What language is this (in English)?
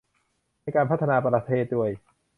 Thai